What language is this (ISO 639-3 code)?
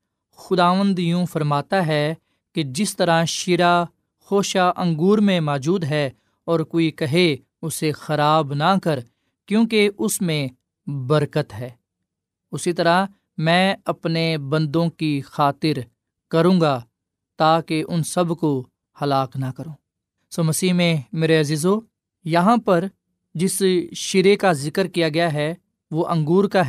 urd